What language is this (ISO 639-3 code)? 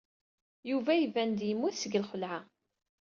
kab